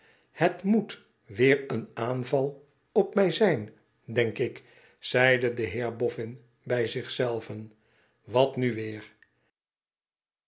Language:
Dutch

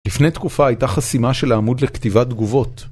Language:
Hebrew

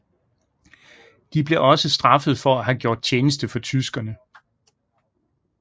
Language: Danish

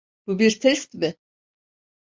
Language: Turkish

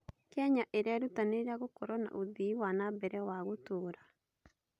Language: Kikuyu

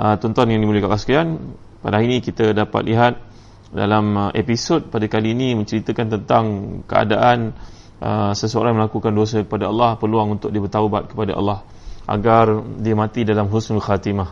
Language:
Malay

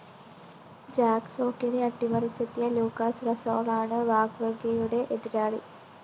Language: Malayalam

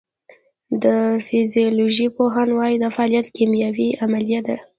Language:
Pashto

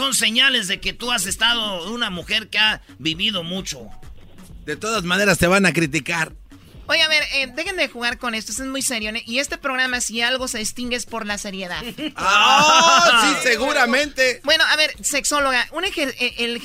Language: Spanish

